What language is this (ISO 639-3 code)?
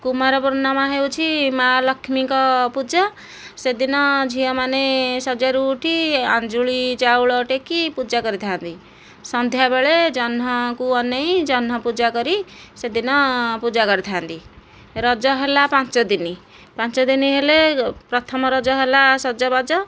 ori